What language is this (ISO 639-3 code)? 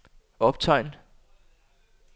dan